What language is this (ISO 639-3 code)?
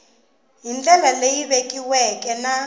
tso